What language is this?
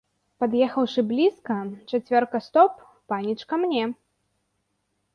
Belarusian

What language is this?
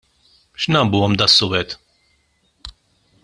Maltese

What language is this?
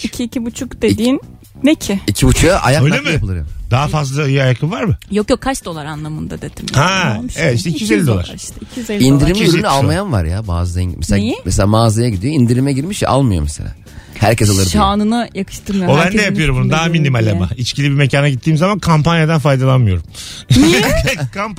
Turkish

